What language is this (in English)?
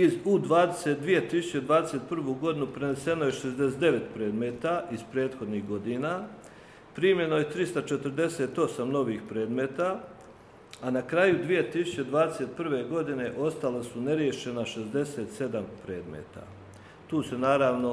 Croatian